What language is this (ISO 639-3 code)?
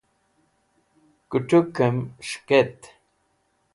wbl